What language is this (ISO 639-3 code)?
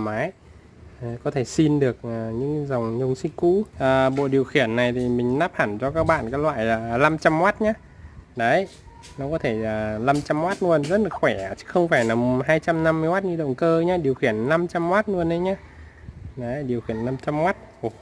vie